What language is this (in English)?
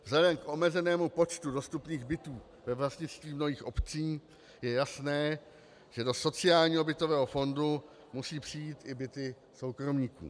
Czech